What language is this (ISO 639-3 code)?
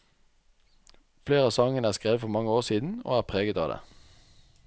nor